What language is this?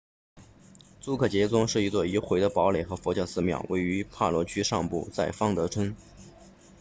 Chinese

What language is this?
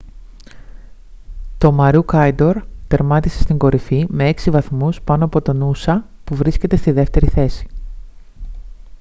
Greek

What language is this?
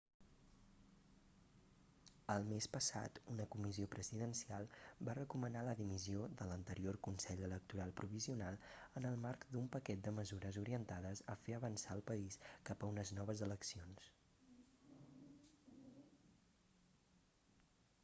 Catalan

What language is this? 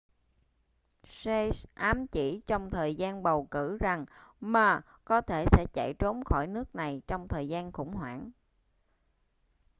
Vietnamese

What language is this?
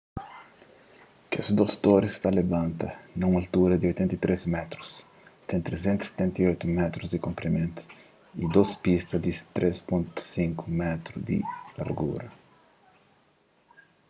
Kabuverdianu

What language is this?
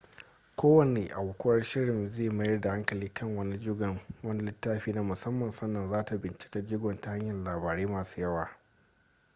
Hausa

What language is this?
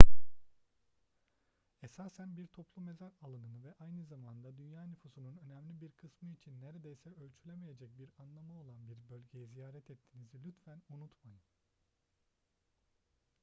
Turkish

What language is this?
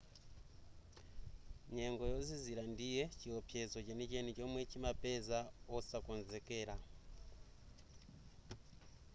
Nyanja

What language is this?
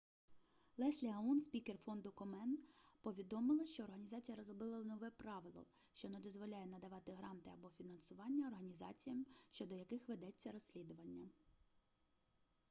Ukrainian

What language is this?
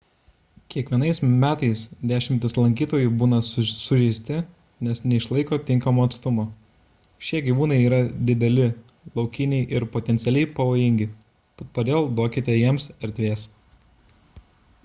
Lithuanian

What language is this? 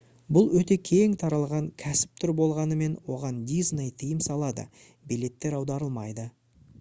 Kazakh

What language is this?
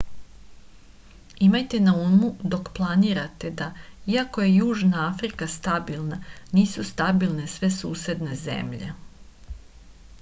Serbian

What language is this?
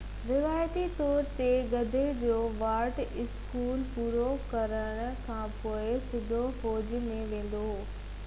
Sindhi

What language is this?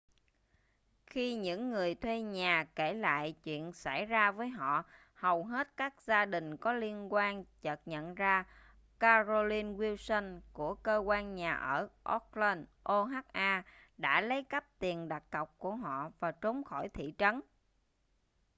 Vietnamese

